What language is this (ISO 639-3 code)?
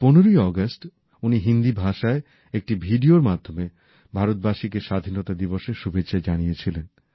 ben